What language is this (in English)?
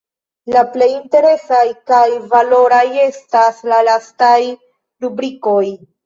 Esperanto